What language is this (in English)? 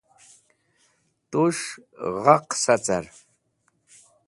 Wakhi